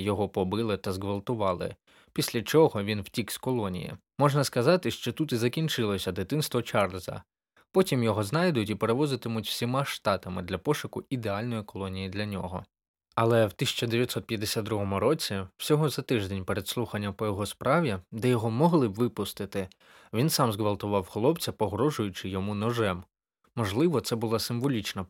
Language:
Ukrainian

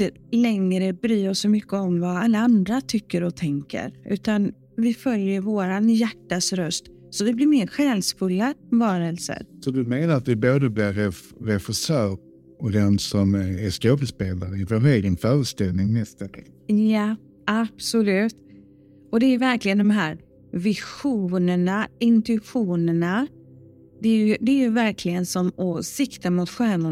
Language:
Swedish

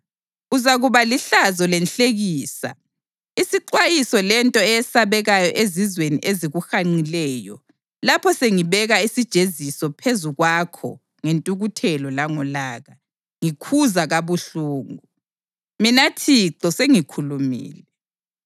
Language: North Ndebele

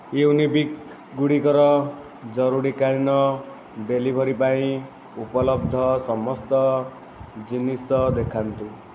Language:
Odia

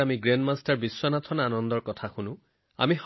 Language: Assamese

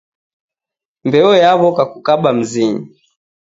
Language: Taita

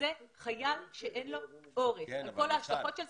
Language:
Hebrew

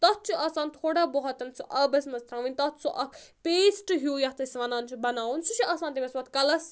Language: Kashmiri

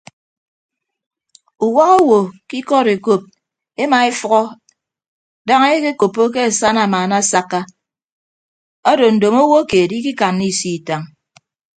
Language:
Ibibio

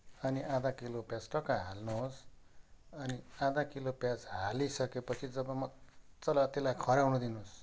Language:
Nepali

